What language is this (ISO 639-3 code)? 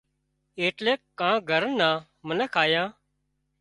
kxp